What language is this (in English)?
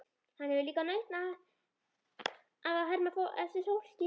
Icelandic